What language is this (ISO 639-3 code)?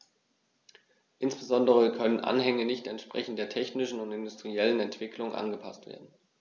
deu